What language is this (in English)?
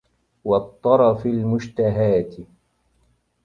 Arabic